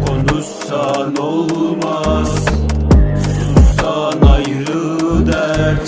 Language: Turkish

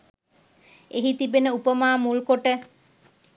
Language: Sinhala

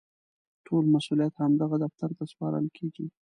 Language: Pashto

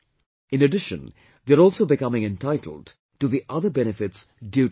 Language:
English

